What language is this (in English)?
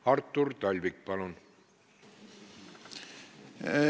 Estonian